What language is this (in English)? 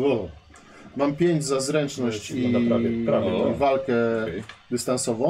Polish